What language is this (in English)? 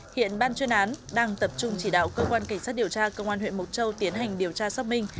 Vietnamese